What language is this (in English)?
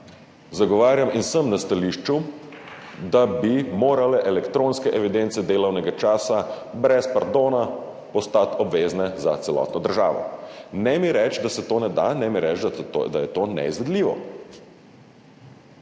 Slovenian